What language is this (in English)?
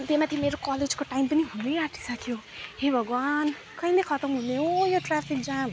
Nepali